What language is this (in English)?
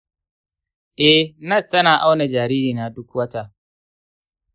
Hausa